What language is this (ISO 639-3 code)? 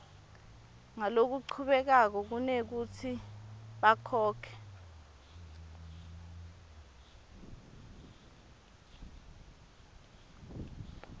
ssw